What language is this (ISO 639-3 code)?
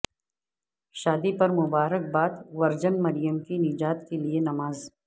urd